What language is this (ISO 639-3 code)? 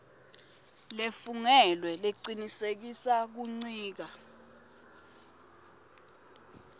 ssw